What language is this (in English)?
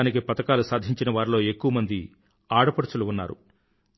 Telugu